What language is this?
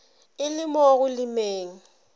Northern Sotho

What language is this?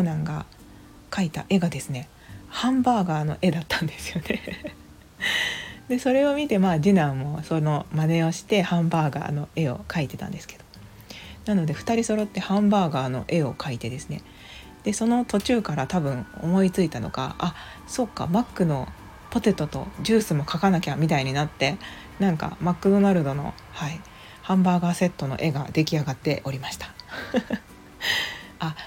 Japanese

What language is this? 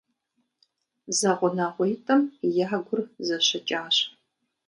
Kabardian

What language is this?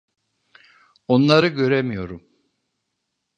Turkish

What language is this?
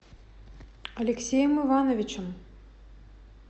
Russian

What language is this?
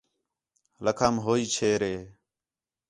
Khetrani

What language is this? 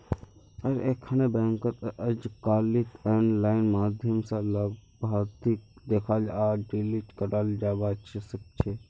Magahi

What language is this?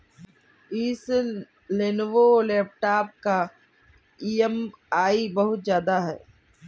Hindi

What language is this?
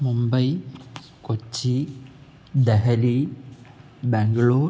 Sanskrit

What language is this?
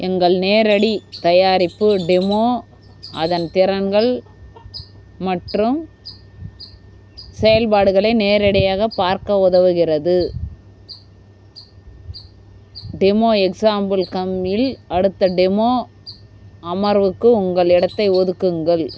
Tamil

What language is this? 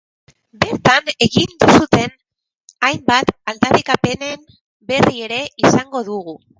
Basque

